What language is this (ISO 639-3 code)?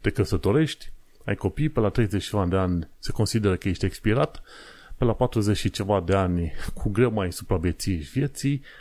ron